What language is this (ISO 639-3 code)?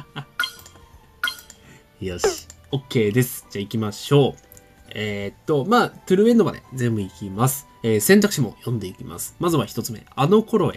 jpn